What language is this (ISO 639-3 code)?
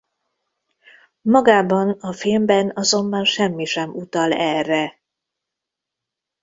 hun